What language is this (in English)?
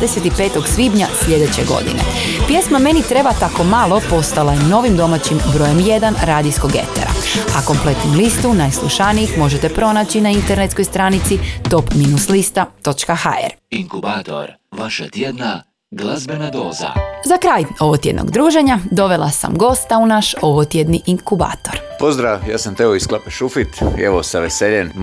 Croatian